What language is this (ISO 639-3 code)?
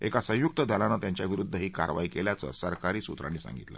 mar